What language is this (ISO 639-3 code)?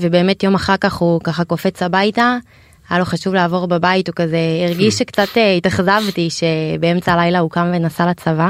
heb